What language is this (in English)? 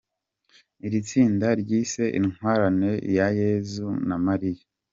Kinyarwanda